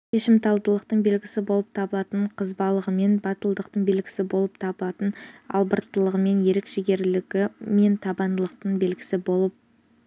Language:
Kazakh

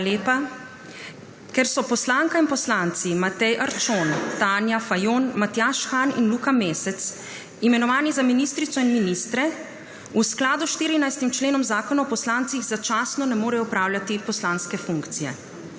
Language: Slovenian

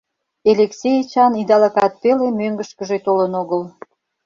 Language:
Mari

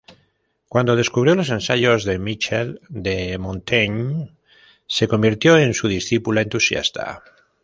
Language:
Spanish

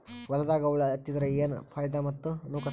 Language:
Kannada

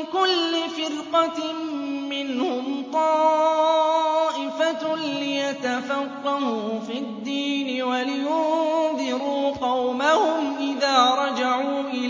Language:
Arabic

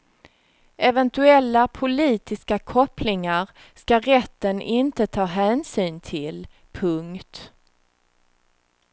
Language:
Swedish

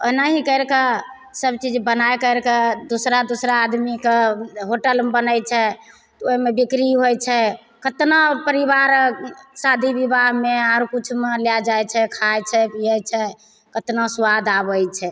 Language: Maithili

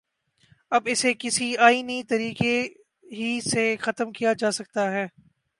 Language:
Urdu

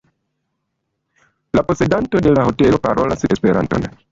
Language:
Esperanto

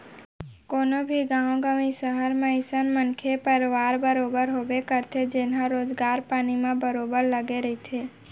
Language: Chhattisgarhi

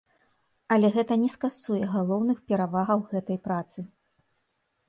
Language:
Belarusian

